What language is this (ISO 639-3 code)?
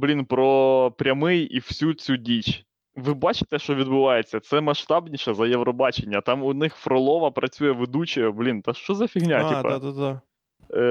ukr